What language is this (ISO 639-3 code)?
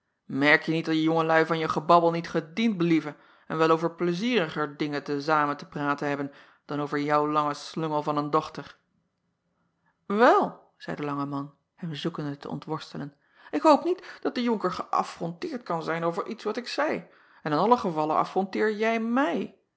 nld